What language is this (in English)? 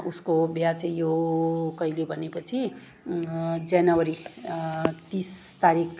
Nepali